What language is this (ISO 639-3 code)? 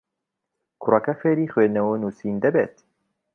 ckb